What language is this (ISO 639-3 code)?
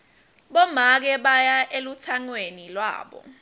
ssw